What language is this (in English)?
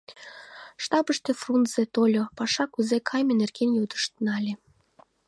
Mari